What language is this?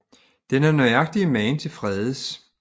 Danish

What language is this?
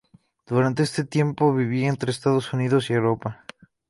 Spanish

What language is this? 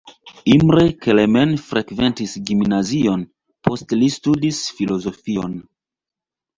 Esperanto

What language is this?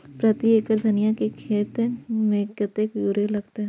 Maithili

